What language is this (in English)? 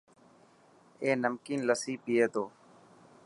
Dhatki